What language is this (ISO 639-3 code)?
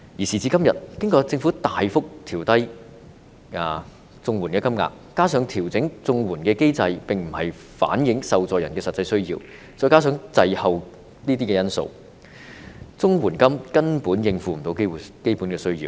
yue